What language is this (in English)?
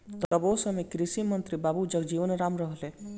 Bhojpuri